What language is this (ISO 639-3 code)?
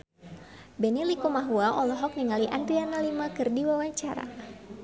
sun